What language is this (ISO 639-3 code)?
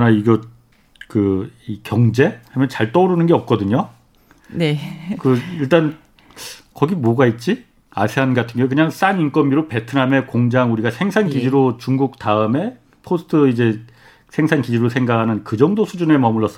kor